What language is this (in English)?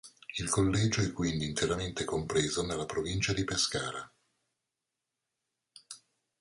Italian